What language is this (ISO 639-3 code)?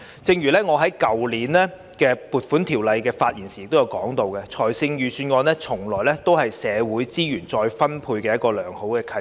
yue